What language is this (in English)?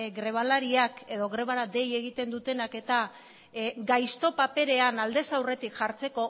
Basque